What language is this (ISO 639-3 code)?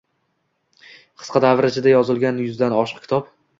uzb